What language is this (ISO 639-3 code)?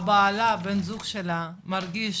heb